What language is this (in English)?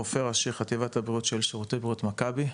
Hebrew